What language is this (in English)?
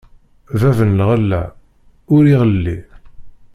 Kabyle